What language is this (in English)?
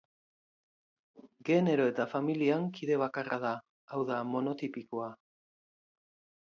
Basque